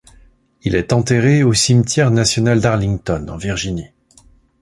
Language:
French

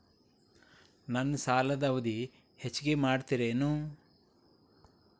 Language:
Kannada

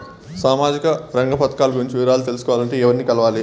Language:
Telugu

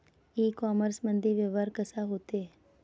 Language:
Marathi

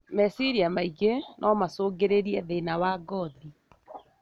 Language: Kikuyu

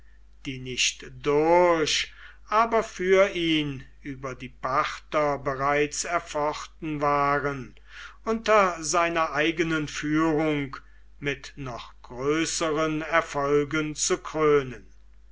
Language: German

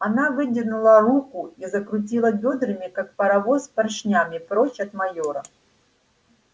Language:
Russian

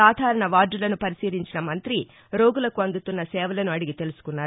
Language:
Telugu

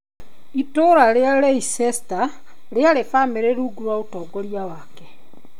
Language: Kikuyu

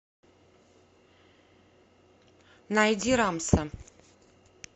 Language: Russian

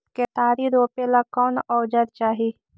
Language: Magahi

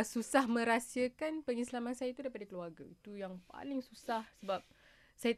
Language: Malay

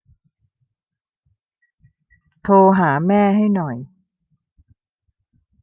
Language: Thai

